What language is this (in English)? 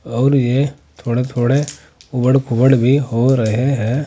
Hindi